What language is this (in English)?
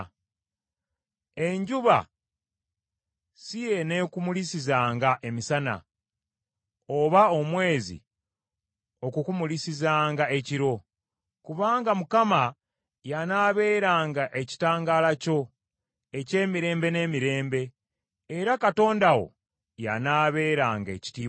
Ganda